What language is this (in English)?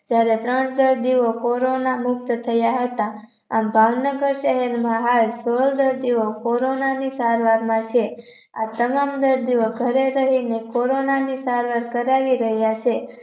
Gujarati